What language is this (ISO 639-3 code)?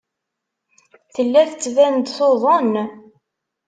kab